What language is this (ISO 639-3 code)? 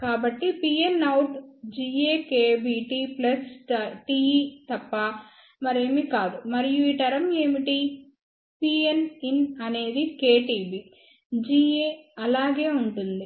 tel